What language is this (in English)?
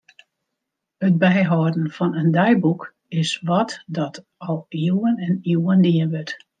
Western Frisian